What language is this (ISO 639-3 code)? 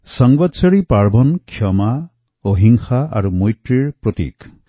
asm